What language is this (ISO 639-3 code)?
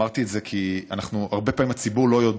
heb